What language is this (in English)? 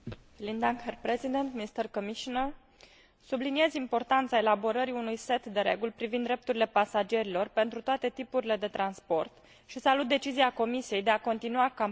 Romanian